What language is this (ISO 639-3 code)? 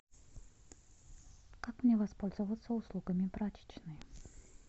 rus